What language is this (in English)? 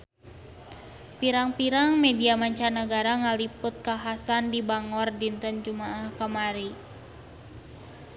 Sundanese